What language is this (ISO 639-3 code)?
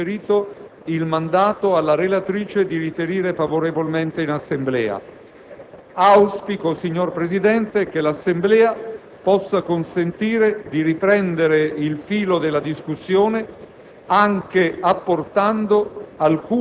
ita